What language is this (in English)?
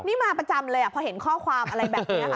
Thai